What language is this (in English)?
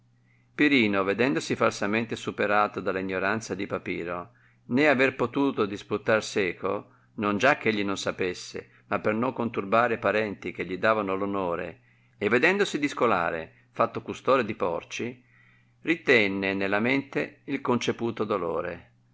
Italian